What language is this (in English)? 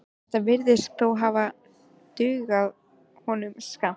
Icelandic